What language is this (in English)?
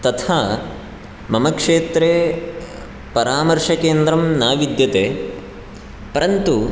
Sanskrit